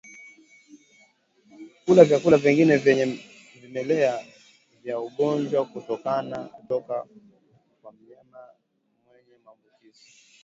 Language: Swahili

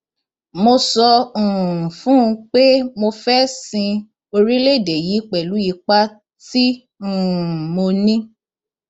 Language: Yoruba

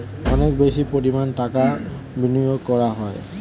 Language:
Bangla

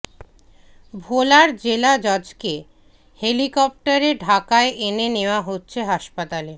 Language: Bangla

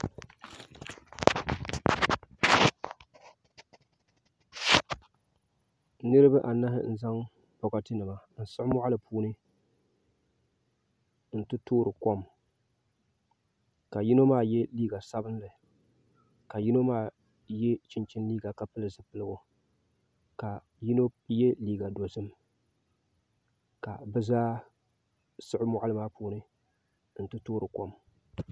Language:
Dagbani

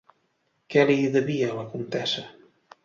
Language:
Catalan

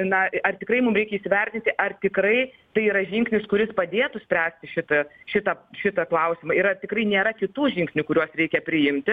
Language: Lithuanian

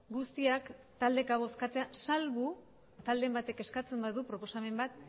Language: Basque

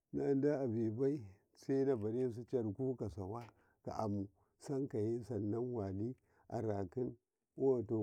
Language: Karekare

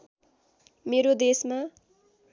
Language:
Nepali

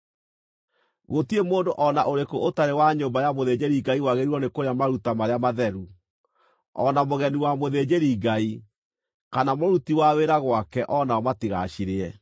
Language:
Kikuyu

